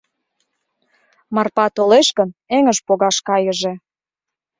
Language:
Mari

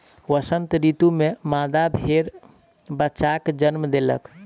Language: Maithili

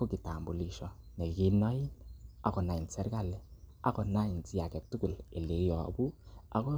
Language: Kalenjin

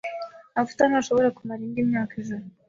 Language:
Kinyarwanda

